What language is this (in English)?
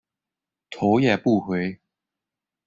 Chinese